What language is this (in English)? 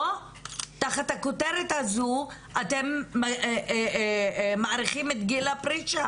Hebrew